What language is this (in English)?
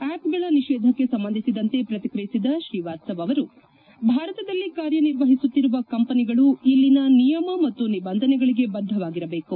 Kannada